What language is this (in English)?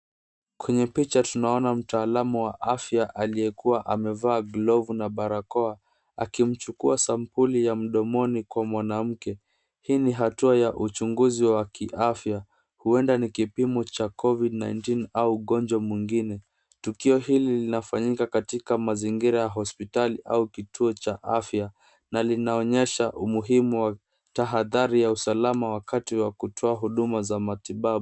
Swahili